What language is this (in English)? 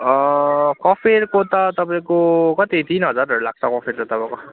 Nepali